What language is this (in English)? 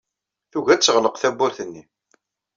Kabyle